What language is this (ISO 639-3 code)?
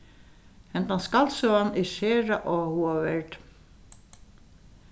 fao